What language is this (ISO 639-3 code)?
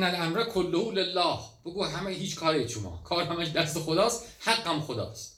fas